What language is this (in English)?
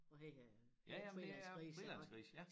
Danish